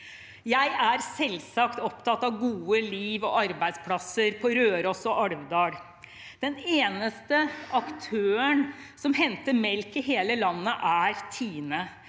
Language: Norwegian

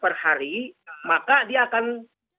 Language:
Indonesian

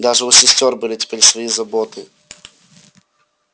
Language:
Russian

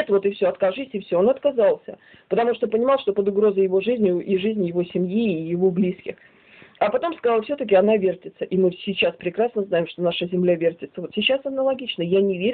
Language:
Russian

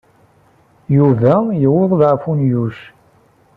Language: Kabyle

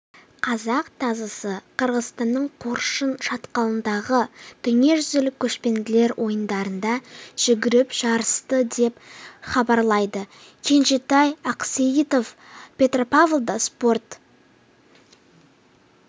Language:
Kazakh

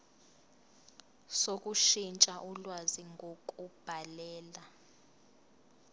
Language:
Zulu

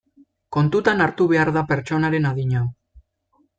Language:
Basque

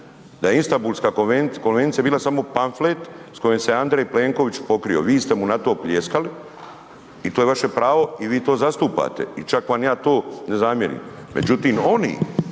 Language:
Croatian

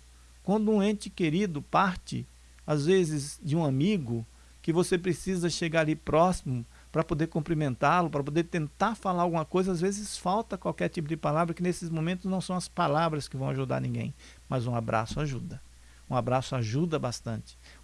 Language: Portuguese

